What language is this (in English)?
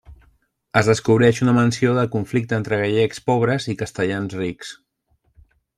Catalan